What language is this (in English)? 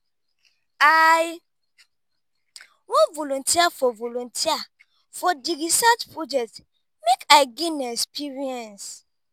Nigerian Pidgin